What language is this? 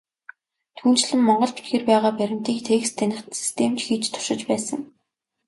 Mongolian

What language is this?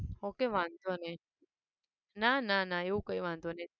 Gujarati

